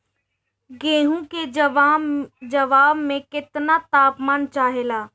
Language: Bhojpuri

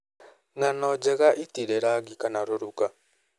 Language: Kikuyu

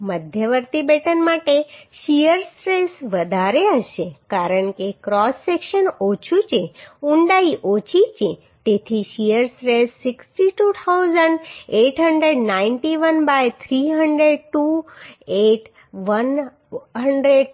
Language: Gujarati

